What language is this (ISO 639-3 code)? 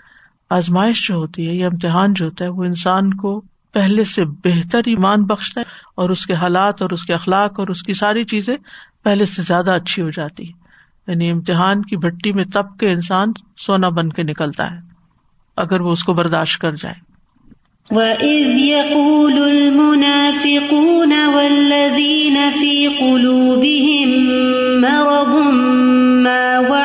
urd